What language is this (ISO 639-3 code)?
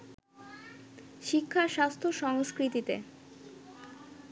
ben